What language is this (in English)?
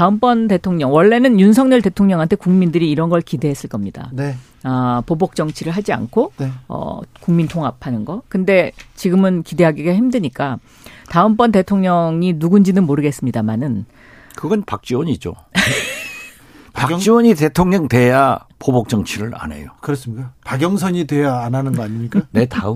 Korean